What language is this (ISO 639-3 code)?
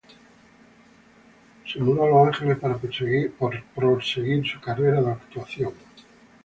spa